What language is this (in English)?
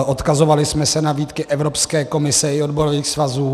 Czech